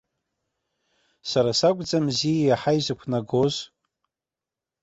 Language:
Abkhazian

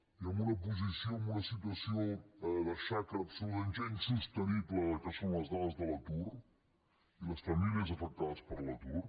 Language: Catalan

